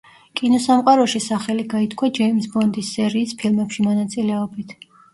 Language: Georgian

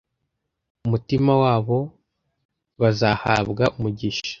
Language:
Kinyarwanda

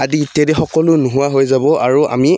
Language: Assamese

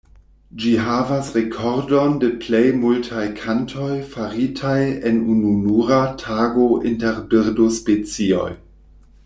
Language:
Esperanto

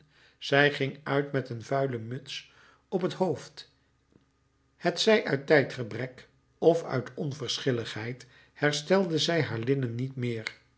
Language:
Dutch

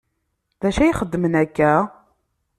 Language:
Kabyle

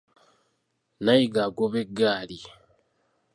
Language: Ganda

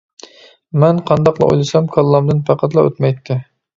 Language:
Uyghur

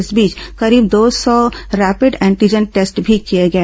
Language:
Hindi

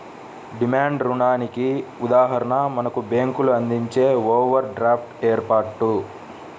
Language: Telugu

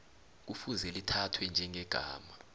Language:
South Ndebele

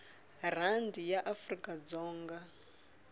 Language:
Tsonga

